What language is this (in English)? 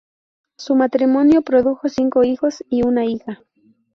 Spanish